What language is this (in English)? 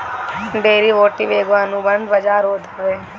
Bhojpuri